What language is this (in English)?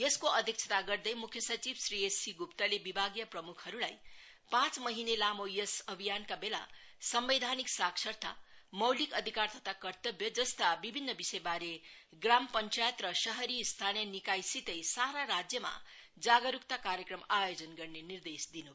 Nepali